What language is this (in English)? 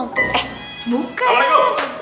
Indonesian